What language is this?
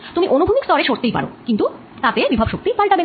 Bangla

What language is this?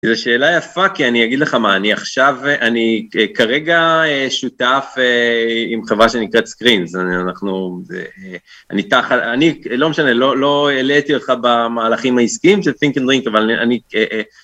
Hebrew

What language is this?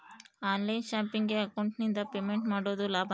Kannada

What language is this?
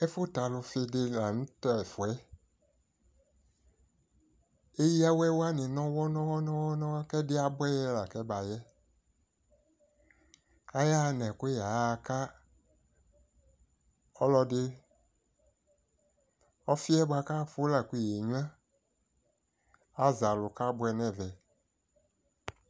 Ikposo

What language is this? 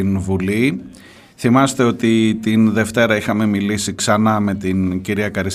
Greek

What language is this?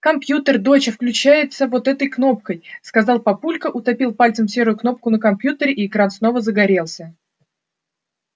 Russian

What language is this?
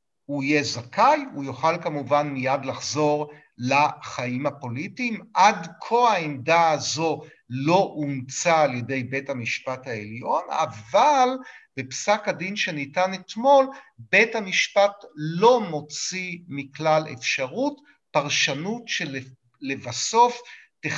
Hebrew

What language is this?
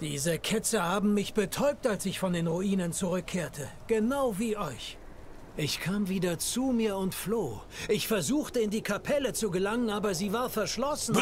German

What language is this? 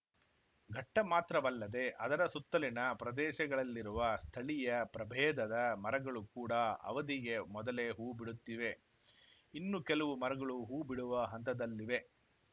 Kannada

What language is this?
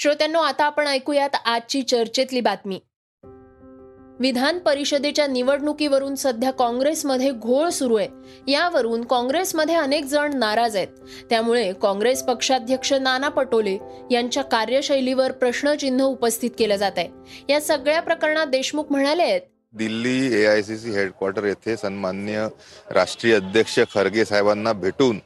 Marathi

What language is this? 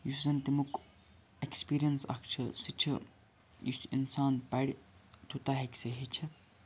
Kashmiri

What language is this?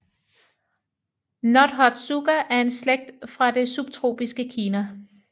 Danish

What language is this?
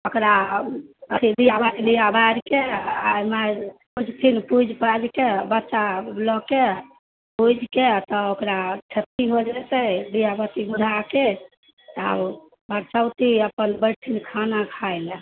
Maithili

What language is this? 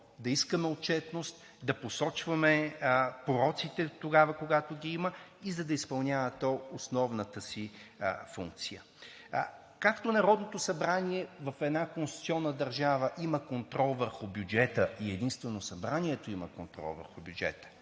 Bulgarian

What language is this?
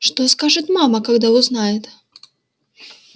Russian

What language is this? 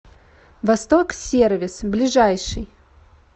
Russian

